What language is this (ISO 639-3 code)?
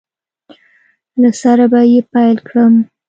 pus